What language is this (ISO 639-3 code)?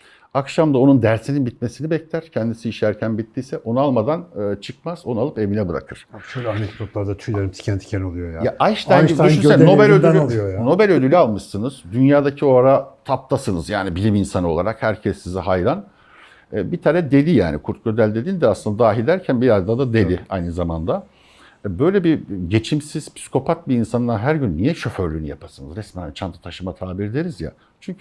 tur